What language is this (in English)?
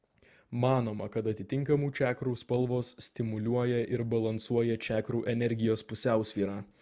Lithuanian